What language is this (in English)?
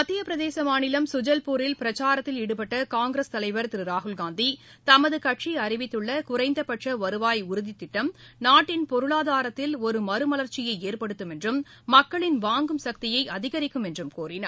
Tamil